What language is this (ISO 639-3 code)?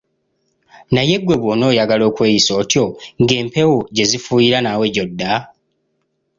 lug